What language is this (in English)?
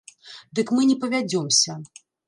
Belarusian